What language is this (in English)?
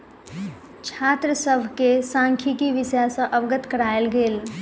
Maithili